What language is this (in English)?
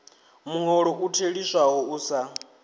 Venda